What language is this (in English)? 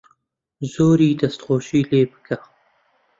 Central Kurdish